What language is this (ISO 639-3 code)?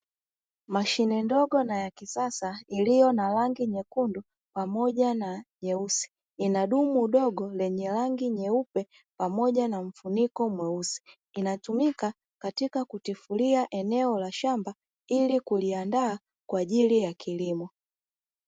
swa